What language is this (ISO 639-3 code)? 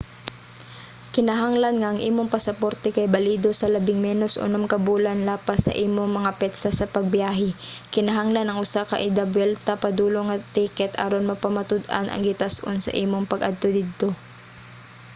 ceb